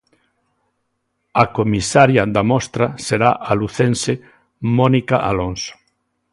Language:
Galician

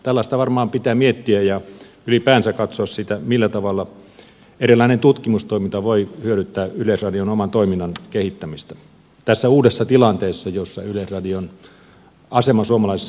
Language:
Finnish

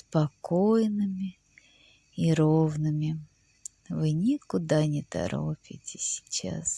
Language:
Russian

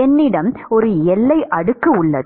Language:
Tamil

